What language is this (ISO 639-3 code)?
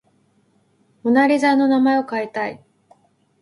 jpn